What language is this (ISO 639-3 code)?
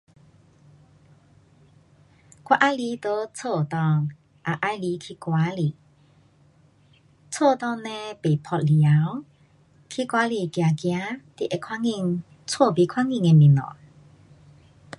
cpx